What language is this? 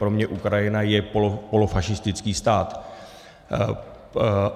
Czech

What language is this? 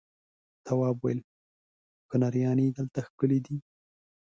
Pashto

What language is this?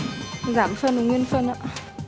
Vietnamese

